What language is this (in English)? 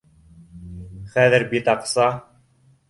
Bashkir